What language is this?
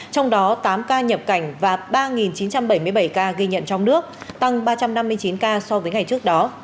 Vietnamese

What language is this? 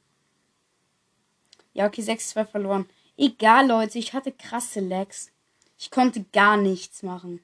German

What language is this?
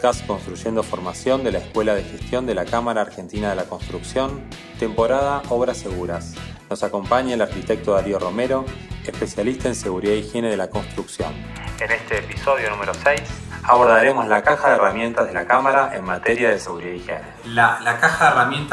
Spanish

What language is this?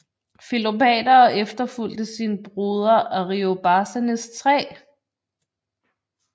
Danish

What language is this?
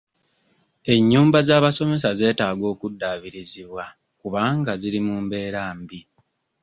Ganda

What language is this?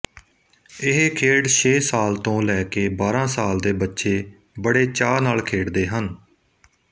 Punjabi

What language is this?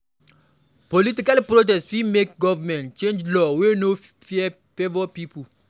Nigerian Pidgin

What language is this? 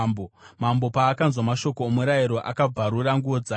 Shona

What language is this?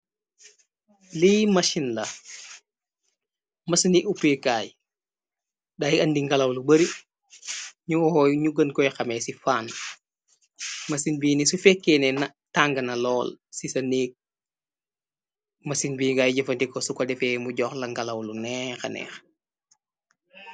Wolof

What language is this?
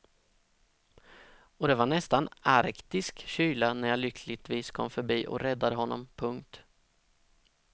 Swedish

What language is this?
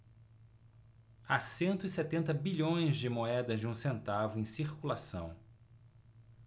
Portuguese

